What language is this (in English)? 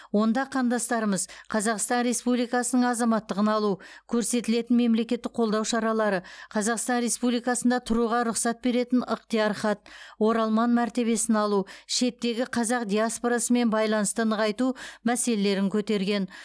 Kazakh